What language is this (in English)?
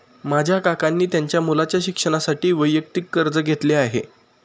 Marathi